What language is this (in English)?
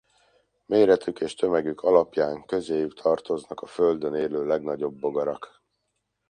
Hungarian